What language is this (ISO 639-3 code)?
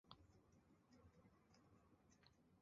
zho